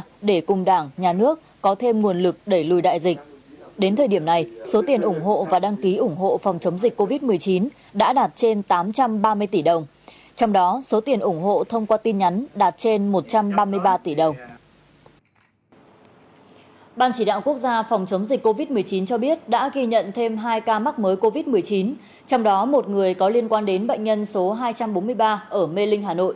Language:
Vietnamese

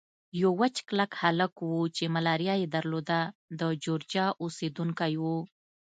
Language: Pashto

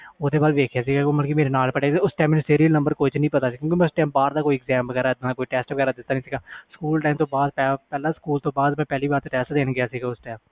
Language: Punjabi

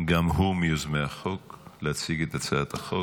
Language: Hebrew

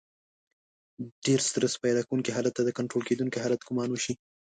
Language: Pashto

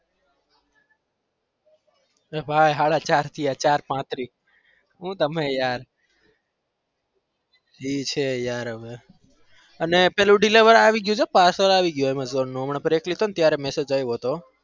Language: Gujarati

